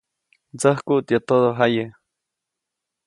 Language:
Copainalá Zoque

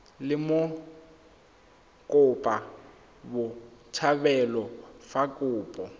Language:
Tswana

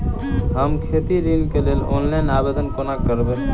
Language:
Maithili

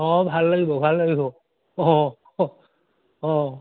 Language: Assamese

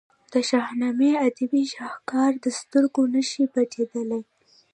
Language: Pashto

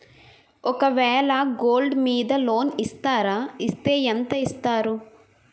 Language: Telugu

